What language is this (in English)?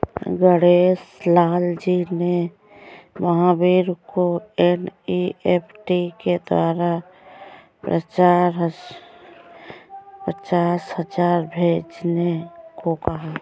Hindi